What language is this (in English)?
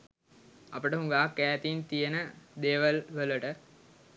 Sinhala